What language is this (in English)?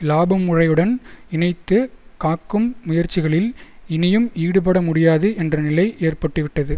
Tamil